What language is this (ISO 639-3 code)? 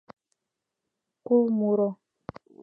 chm